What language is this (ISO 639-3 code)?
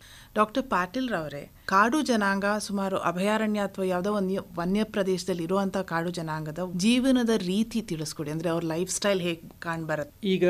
hin